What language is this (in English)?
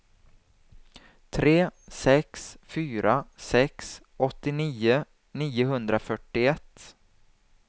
Swedish